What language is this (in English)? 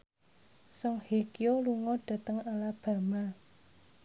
Javanese